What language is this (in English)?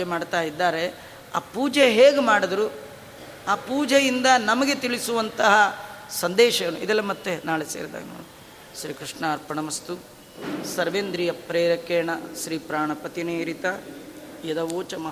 Kannada